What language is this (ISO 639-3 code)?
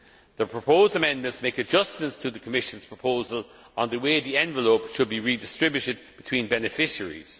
eng